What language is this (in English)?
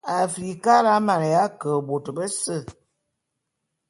Bulu